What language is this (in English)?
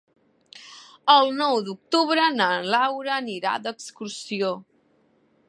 Catalan